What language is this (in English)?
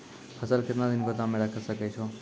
Maithili